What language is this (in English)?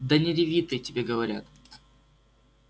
Russian